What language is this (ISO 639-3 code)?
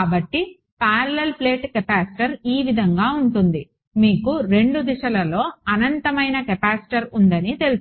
tel